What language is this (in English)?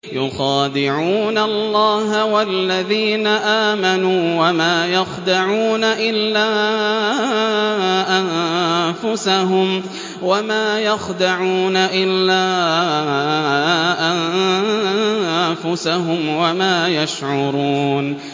Arabic